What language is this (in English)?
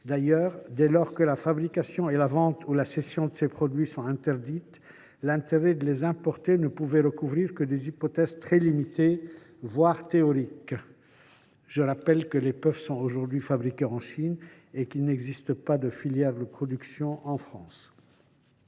French